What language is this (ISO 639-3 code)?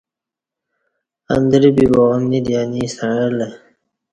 bsh